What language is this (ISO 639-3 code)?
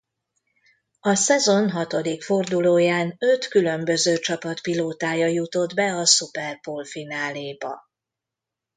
hun